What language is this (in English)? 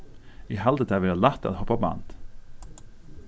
Faroese